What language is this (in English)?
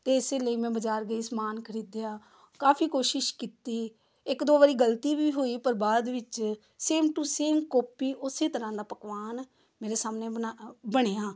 Punjabi